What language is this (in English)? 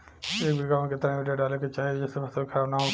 Bhojpuri